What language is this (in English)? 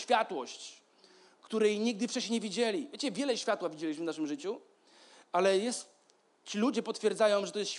Polish